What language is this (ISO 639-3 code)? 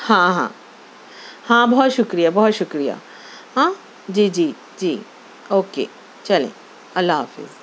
urd